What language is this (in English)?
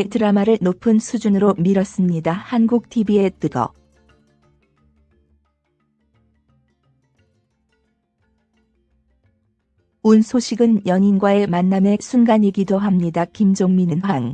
Korean